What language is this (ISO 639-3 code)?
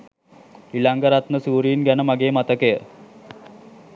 sin